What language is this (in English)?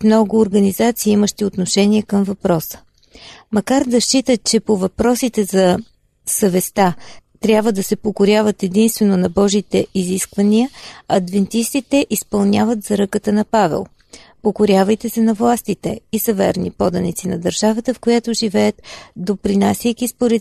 Bulgarian